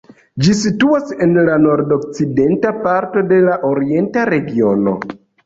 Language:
Esperanto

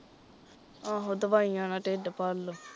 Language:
Punjabi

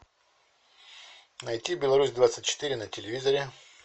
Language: Russian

